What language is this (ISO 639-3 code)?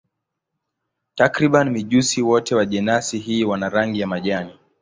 swa